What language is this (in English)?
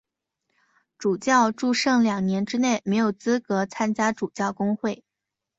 Chinese